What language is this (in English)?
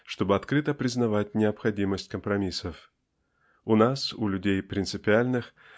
Russian